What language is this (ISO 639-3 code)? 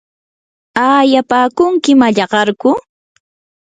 qur